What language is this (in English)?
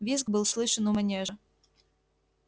Russian